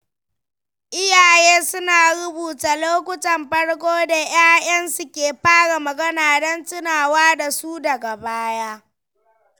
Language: Hausa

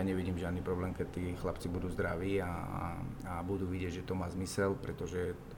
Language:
Slovak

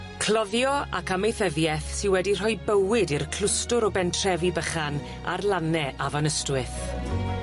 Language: Welsh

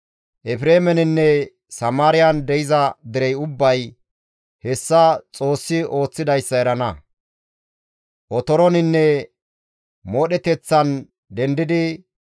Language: Gamo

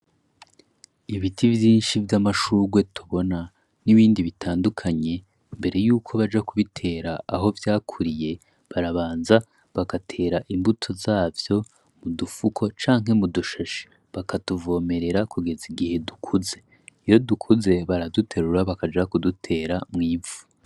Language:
Rundi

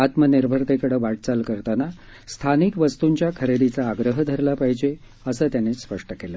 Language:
Marathi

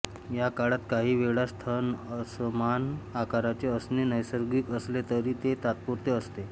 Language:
Marathi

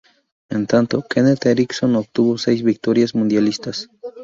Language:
Spanish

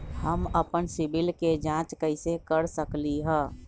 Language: Magahi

